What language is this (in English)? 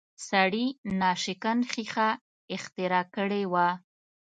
Pashto